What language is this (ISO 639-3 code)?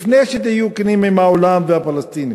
heb